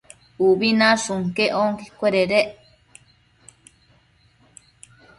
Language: Matsés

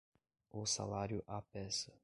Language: Portuguese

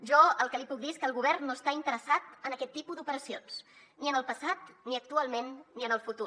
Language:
Catalan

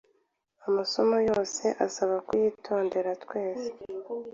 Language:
Kinyarwanda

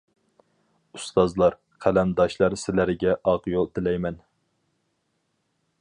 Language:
Uyghur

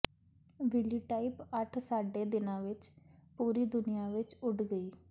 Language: Punjabi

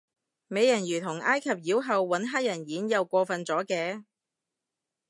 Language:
Cantonese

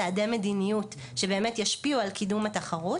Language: Hebrew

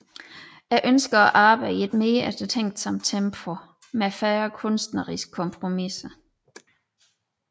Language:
Danish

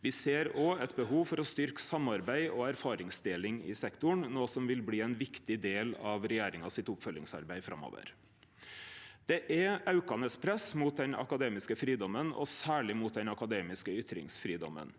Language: Norwegian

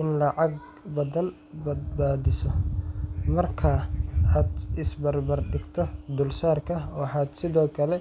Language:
Somali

